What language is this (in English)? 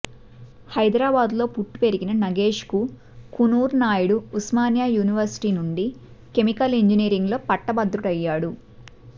Telugu